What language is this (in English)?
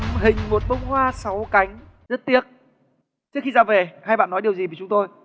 Vietnamese